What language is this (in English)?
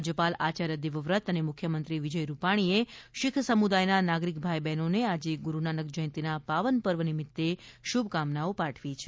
Gujarati